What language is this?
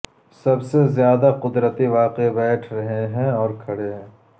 Urdu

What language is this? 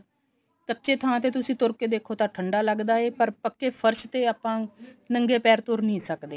Punjabi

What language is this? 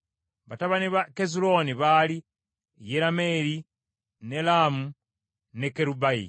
Ganda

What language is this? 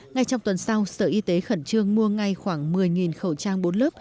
Vietnamese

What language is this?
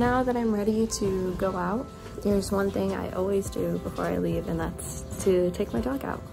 English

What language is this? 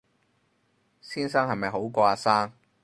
Cantonese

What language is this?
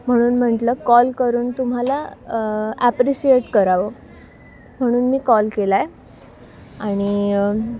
Marathi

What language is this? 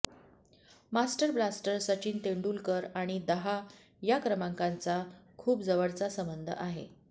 Marathi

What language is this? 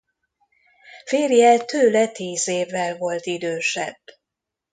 Hungarian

